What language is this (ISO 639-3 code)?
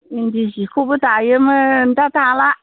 brx